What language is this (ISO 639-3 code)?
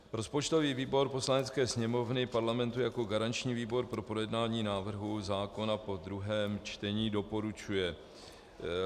ces